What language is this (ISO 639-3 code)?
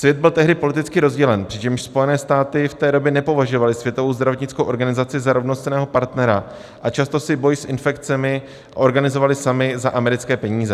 ces